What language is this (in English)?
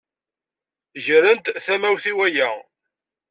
Kabyle